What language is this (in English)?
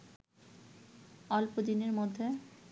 Bangla